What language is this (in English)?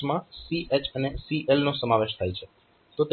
Gujarati